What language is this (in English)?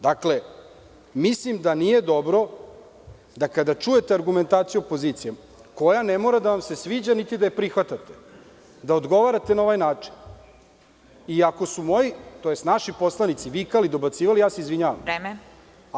Serbian